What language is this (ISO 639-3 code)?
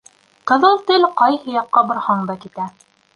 bak